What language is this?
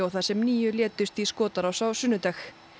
Icelandic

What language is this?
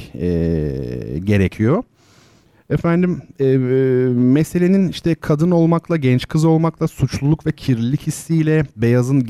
Turkish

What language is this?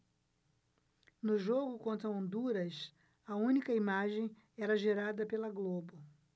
Portuguese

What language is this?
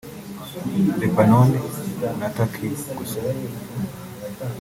Kinyarwanda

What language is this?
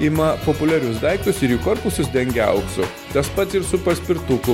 Lithuanian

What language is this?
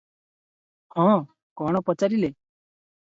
Odia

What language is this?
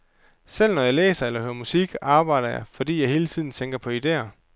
Danish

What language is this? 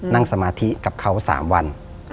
Thai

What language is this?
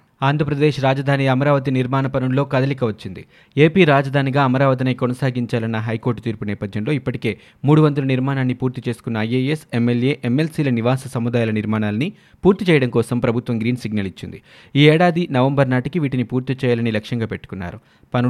Telugu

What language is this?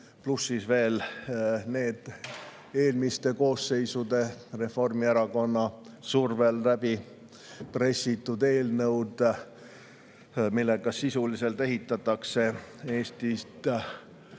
Estonian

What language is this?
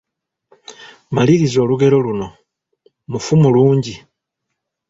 Ganda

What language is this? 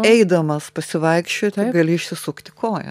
Lithuanian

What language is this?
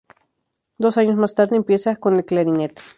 Spanish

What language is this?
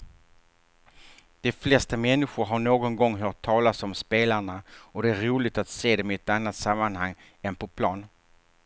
Swedish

